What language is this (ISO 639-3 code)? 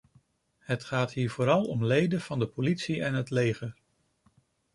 nld